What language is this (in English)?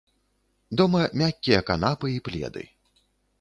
Belarusian